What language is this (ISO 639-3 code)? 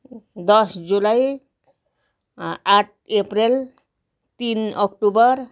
nep